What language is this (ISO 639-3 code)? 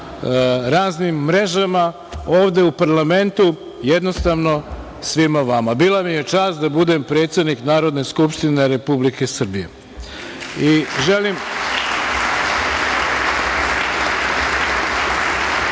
srp